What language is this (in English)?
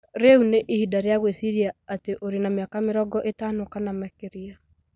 Kikuyu